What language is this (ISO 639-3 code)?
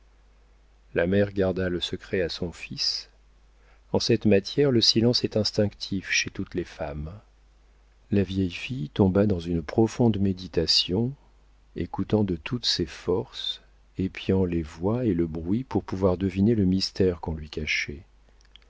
fra